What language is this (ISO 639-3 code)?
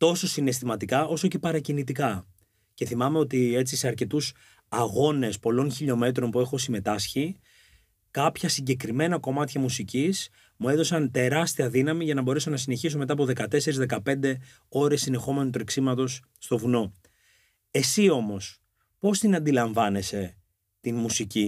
ell